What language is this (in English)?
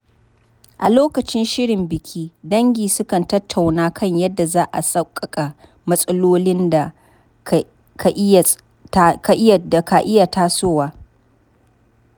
Hausa